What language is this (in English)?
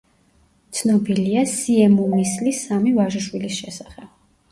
Georgian